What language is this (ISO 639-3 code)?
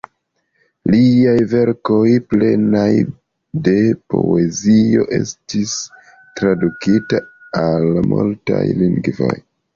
epo